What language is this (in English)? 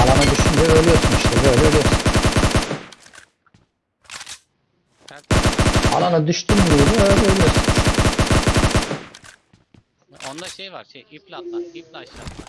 Turkish